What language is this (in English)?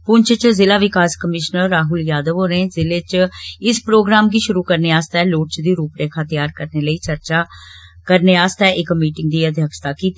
Dogri